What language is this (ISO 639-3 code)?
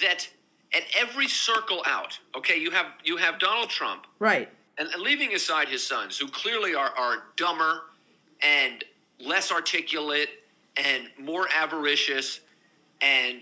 eng